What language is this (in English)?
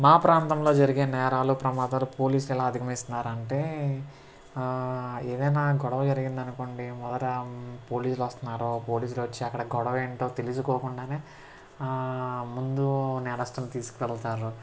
Telugu